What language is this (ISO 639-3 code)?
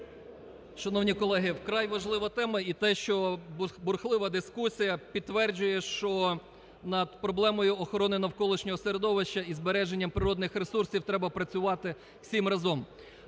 ukr